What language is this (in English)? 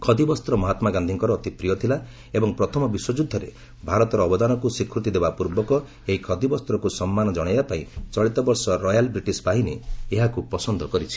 Odia